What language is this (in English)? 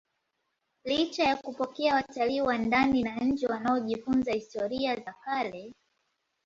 Swahili